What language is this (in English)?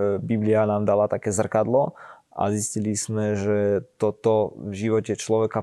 Slovak